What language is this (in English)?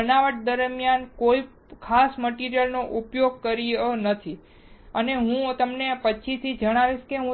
Gujarati